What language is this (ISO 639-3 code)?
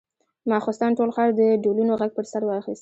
pus